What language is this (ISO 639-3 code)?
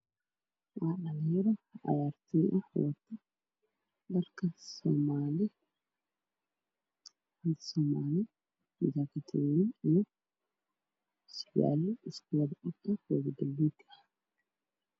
som